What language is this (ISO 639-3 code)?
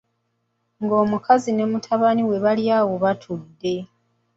lug